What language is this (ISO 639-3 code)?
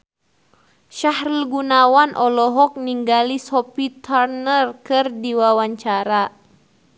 sun